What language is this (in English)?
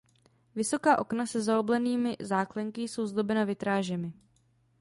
Czech